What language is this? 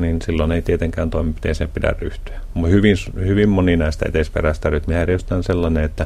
Finnish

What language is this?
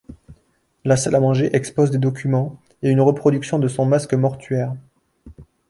French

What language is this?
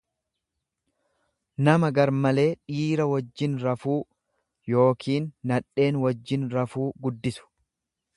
Oromo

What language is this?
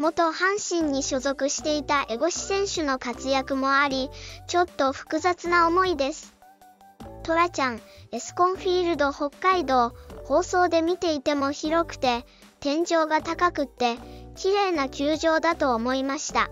Japanese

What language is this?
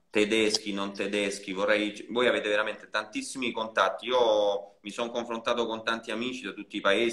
Italian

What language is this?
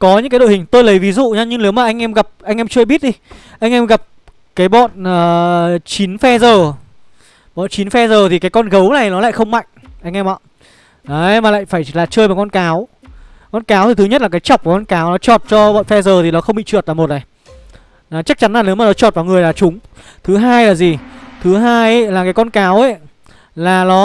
Vietnamese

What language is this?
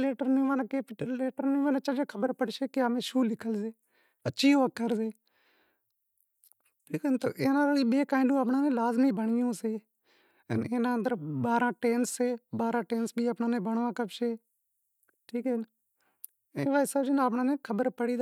Wadiyara Koli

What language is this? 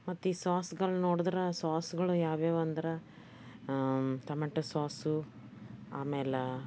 Kannada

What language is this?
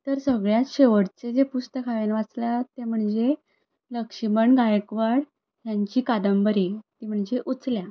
Konkani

